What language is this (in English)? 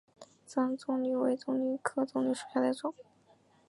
Chinese